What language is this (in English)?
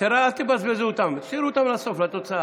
Hebrew